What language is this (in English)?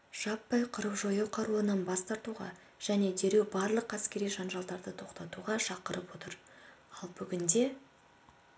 Kazakh